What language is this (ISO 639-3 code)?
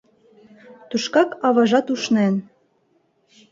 chm